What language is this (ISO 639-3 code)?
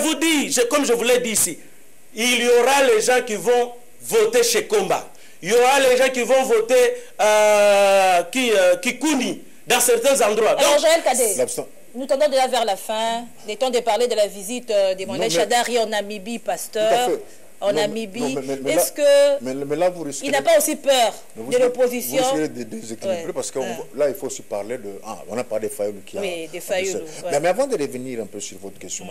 fra